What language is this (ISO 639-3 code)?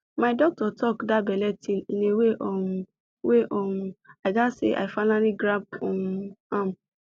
pcm